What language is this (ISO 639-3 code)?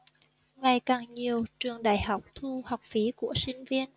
vie